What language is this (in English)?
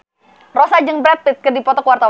Sundanese